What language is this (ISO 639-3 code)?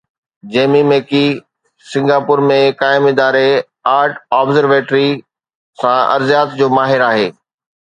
snd